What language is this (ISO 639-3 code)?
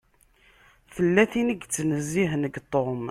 kab